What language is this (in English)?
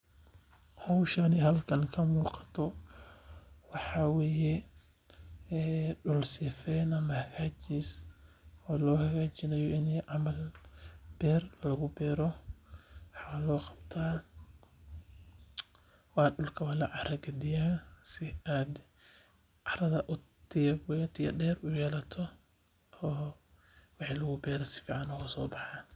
Somali